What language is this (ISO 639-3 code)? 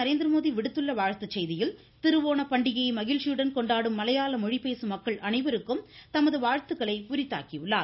tam